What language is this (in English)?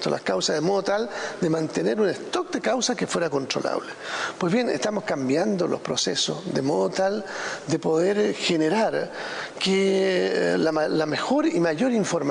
Spanish